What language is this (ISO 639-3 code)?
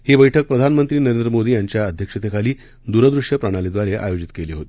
mar